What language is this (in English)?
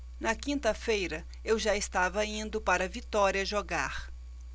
Portuguese